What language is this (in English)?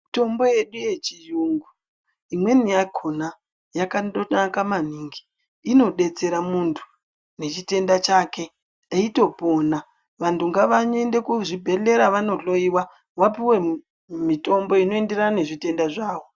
Ndau